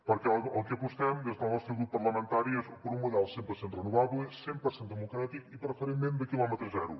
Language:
Catalan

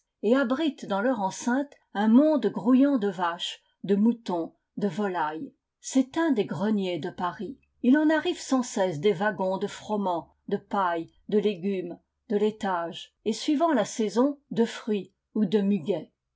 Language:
French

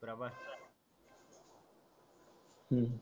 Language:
Marathi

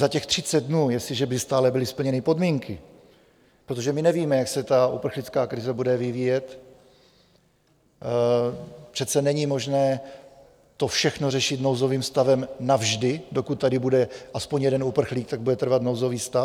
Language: Czech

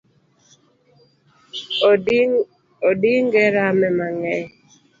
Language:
Luo (Kenya and Tanzania)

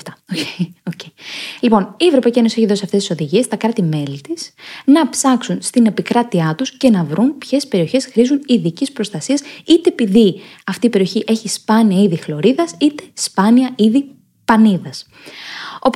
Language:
Greek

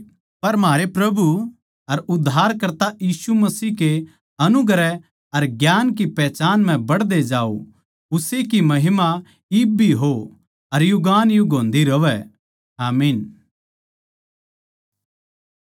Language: Haryanvi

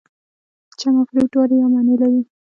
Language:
Pashto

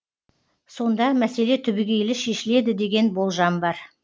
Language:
Kazakh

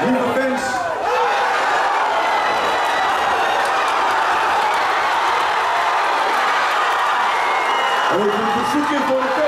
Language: Dutch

